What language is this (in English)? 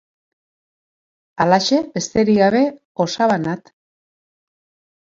Basque